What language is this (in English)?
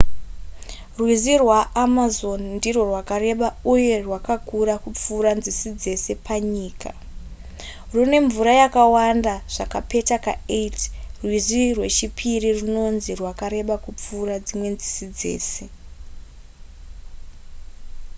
Shona